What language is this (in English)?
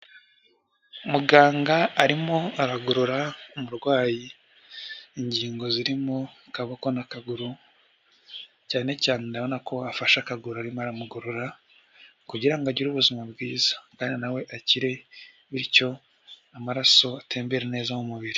Kinyarwanda